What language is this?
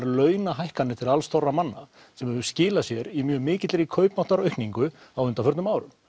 Icelandic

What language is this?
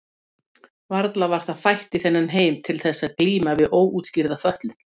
Icelandic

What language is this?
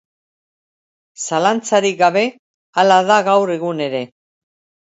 Basque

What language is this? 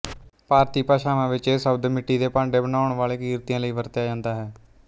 Punjabi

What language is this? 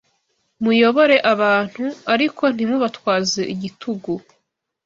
Kinyarwanda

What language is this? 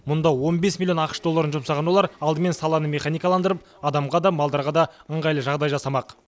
Kazakh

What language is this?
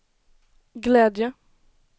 Swedish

